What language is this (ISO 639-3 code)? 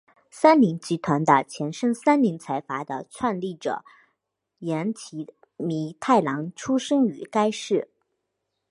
zho